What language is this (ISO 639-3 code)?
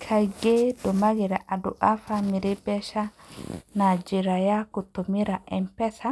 kik